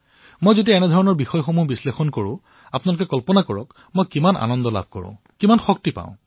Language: Assamese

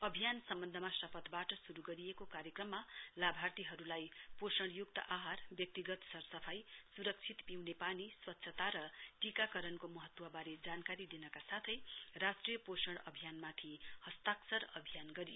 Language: Nepali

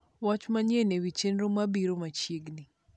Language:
Luo (Kenya and Tanzania)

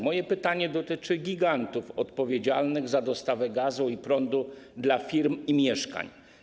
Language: Polish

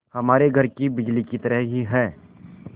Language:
Hindi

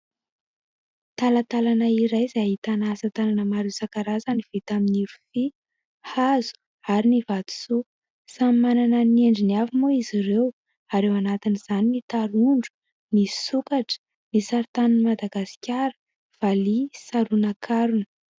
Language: Malagasy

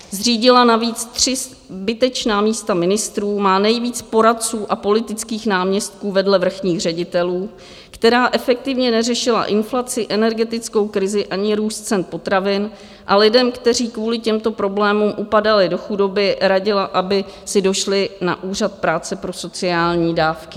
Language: Czech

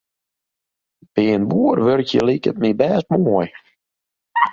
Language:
Western Frisian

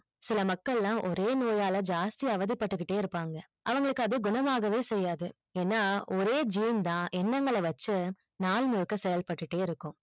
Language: Tamil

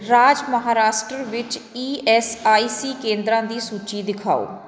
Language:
Punjabi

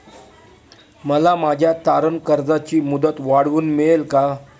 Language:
Marathi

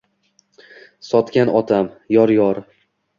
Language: Uzbek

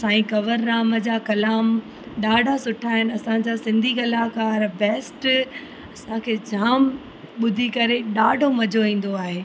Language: Sindhi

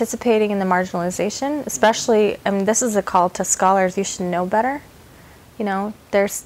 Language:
English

